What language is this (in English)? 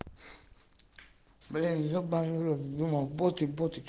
Russian